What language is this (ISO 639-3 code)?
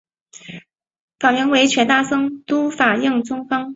zho